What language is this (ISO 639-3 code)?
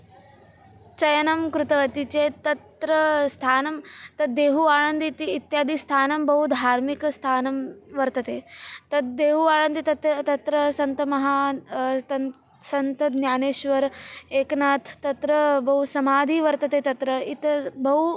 san